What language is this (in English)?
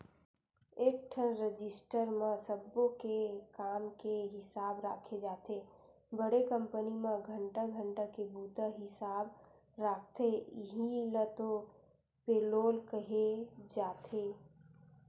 Chhattisgarhi